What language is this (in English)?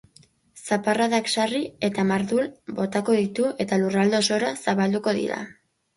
Basque